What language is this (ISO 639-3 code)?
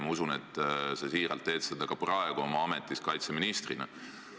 est